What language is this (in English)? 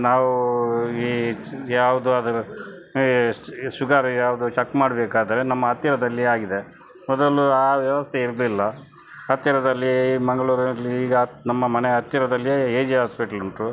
Kannada